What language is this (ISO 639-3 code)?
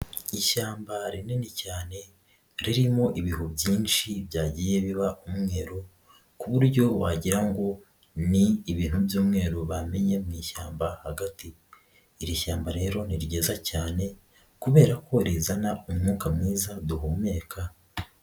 kin